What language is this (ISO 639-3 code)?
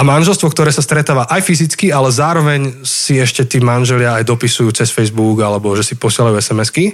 slk